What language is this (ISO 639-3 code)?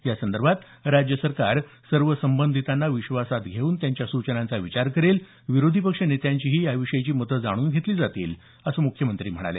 mar